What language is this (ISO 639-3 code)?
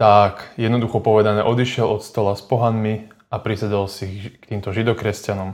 slk